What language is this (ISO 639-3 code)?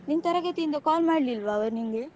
kan